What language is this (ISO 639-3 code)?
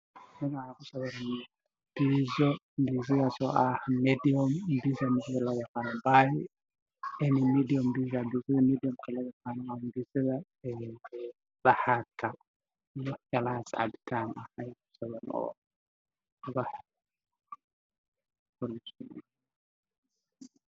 som